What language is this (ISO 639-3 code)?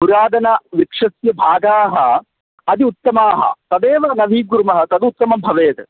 san